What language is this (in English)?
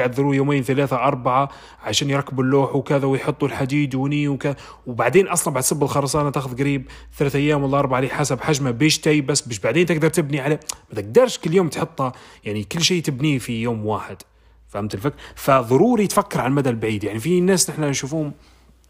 Arabic